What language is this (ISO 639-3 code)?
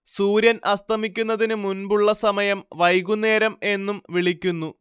mal